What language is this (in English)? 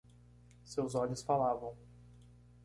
Portuguese